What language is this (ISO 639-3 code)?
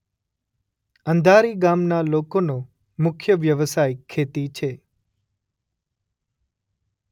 guj